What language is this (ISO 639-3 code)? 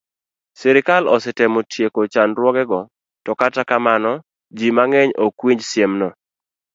luo